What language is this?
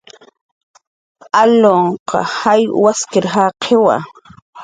Jaqaru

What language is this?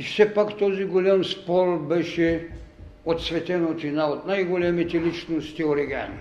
Bulgarian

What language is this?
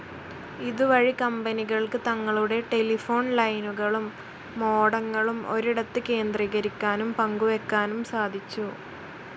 Malayalam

